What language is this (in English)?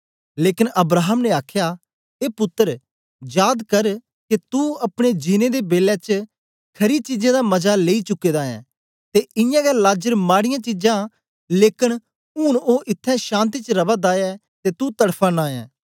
Dogri